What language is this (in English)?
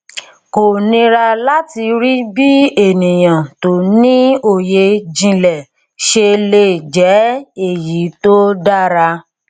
Yoruba